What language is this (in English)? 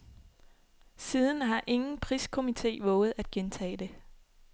Danish